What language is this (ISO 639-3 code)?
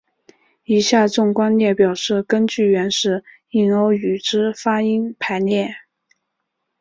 zho